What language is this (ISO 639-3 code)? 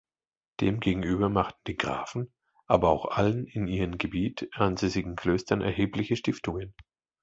deu